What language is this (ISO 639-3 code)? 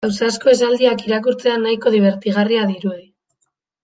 eus